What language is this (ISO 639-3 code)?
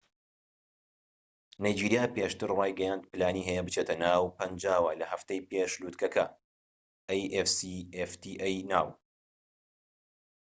ckb